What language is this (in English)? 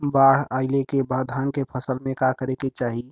Bhojpuri